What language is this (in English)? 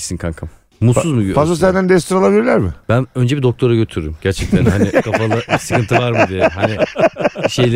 Turkish